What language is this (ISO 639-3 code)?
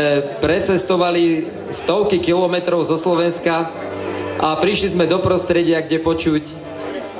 ron